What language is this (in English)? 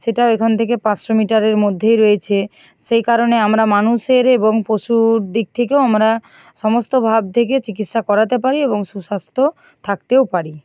Bangla